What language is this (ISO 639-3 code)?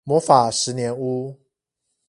zho